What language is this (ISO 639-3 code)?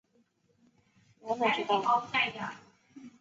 zho